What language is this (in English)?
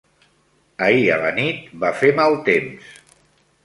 Catalan